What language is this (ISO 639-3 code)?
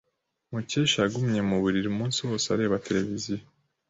kin